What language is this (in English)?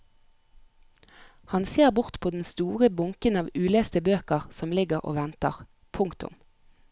Norwegian